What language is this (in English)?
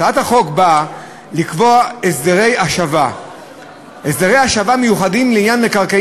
Hebrew